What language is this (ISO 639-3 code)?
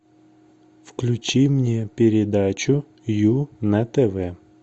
rus